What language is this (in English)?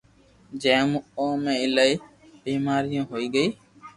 Loarki